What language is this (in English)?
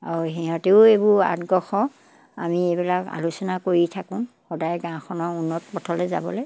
Assamese